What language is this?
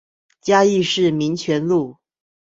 Chinese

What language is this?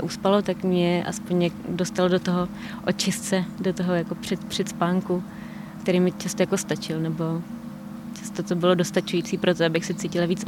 Czech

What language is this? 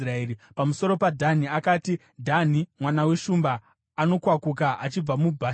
Shona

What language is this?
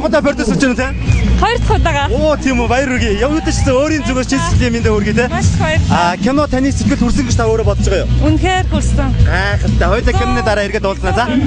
Korean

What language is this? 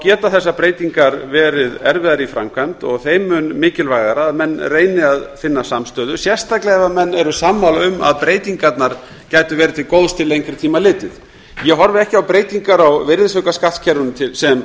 Icelandic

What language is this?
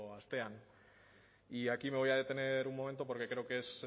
Spanish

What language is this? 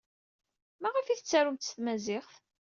Kabyle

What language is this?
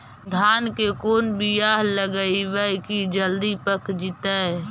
Magahi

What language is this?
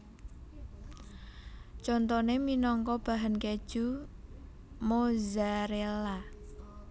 Javanese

